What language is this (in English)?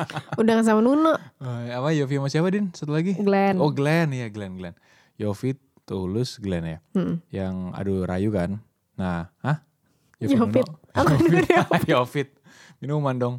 Indonesian